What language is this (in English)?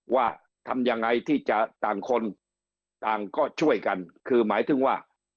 Thai